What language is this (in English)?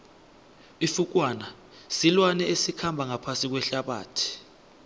South Ndebele